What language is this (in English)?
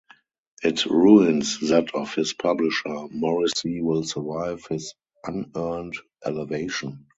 English